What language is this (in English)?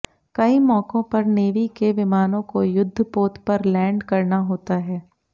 Hindi